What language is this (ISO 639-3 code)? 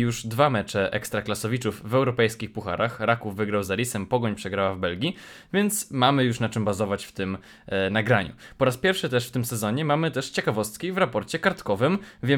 pol